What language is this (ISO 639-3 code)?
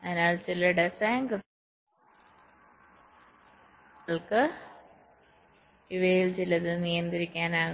mal